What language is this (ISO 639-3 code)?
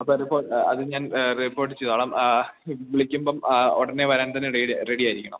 mal